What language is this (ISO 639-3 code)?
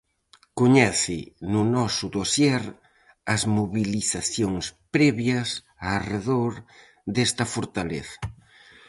glg